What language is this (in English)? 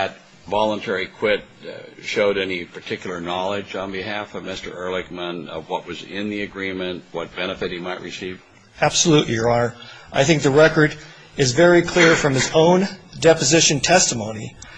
English